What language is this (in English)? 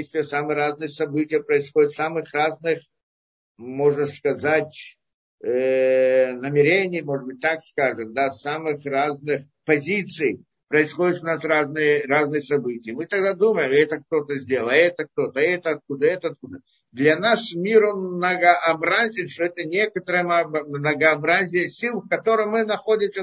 Russian